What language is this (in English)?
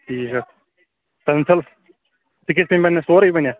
Kashmiri